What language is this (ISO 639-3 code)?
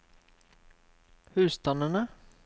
nor